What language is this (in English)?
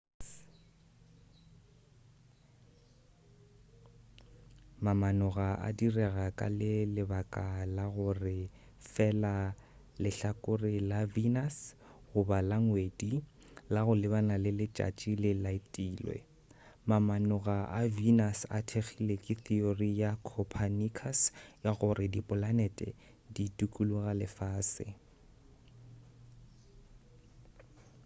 Northern Sotho